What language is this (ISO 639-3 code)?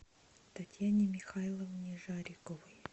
rus